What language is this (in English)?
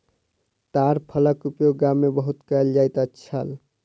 Maithili